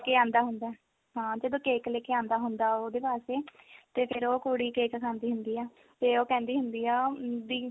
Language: Punjabi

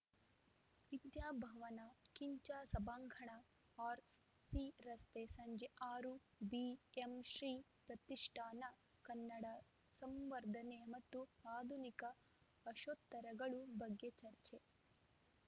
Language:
Kannada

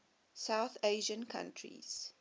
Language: English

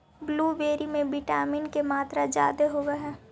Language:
Magahi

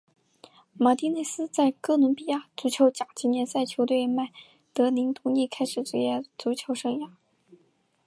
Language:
Chinese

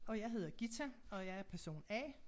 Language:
Danish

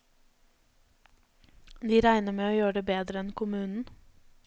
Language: Norwegian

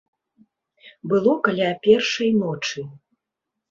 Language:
Belarusian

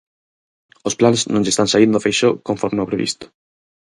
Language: Galician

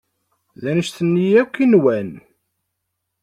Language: Kabyle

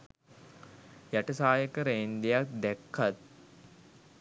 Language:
Sinhala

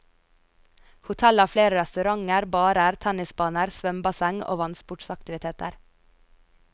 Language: Norwegian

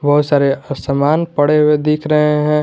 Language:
Hindi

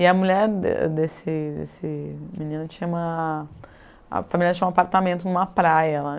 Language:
Portuguese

